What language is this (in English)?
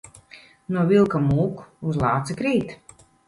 Latvian